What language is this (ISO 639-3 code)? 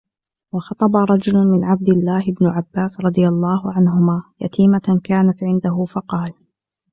ara